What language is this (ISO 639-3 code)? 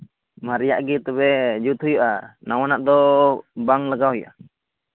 sat